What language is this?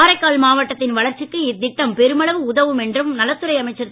Tamil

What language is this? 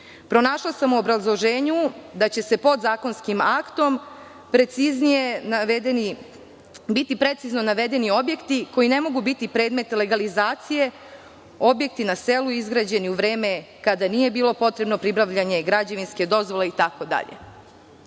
Serbian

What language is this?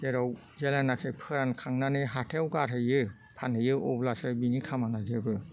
Bodo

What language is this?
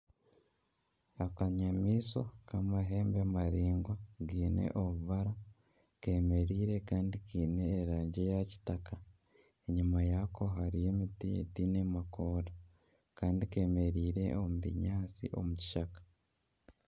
Nyankole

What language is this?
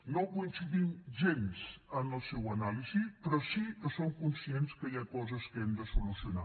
Catalan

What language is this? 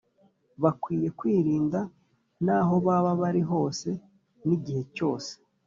Kinyarwanda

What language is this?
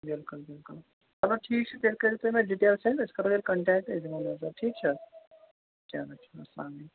Kashmiri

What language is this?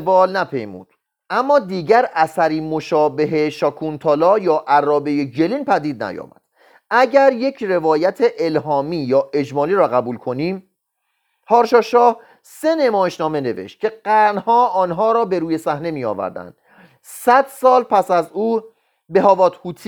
Persian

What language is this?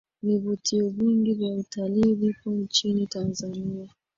Swahili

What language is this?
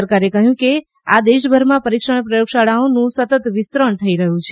Gujarati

